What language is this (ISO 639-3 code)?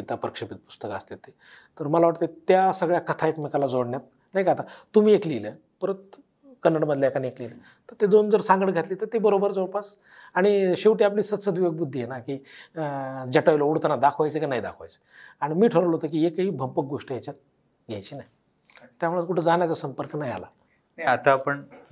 mar